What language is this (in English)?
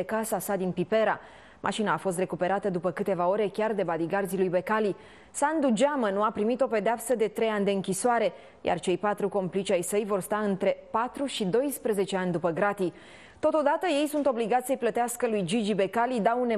Romanian